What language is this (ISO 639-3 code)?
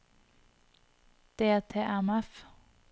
nor